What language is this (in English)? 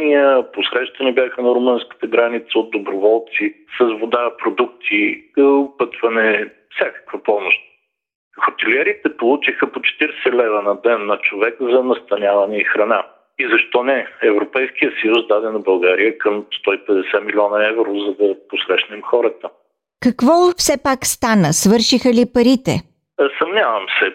Bulgarian